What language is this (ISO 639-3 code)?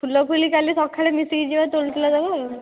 ori